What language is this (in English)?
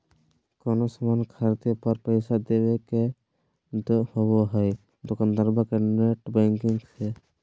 Magahi